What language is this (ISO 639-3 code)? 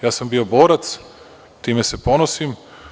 srp